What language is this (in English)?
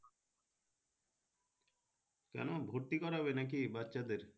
Bangla